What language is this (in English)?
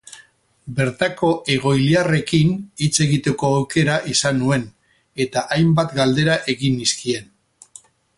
Basque